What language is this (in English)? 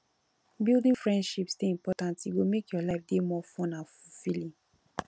Nigerian Pidgin